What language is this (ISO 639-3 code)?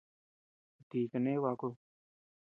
cux